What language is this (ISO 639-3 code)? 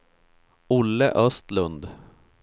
swe